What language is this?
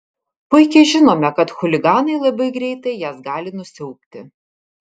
Lithuanian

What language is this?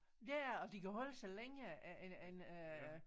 Danish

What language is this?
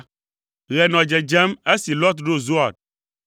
Ewe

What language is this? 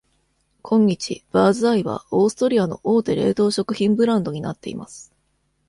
Japanese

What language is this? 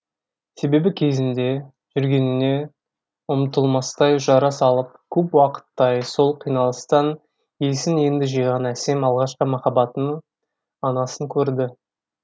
Kazakh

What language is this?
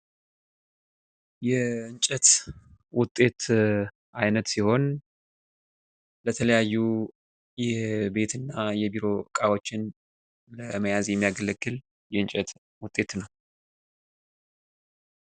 Amharic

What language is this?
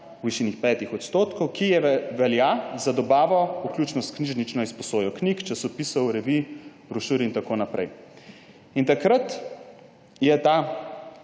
Slovenian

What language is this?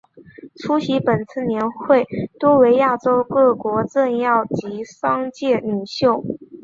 Chinese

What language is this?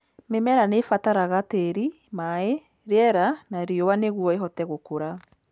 Kikuyu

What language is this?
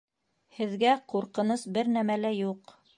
Bashkir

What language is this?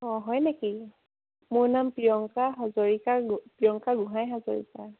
Assamese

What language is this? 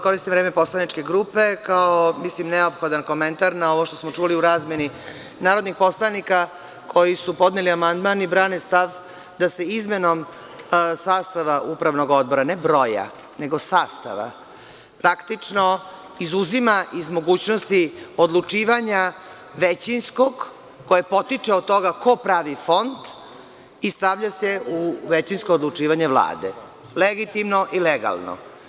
Serbian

